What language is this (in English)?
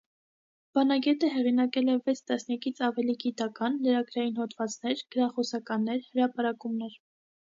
Armenian